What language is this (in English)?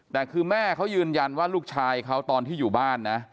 Thai